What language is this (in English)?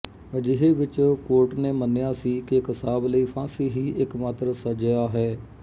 Punjabi